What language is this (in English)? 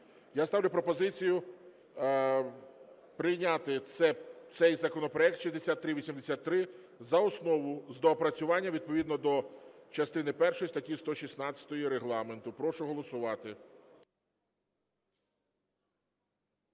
Ukrainian